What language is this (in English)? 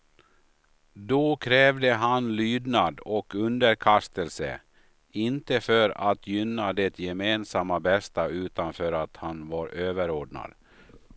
Swedish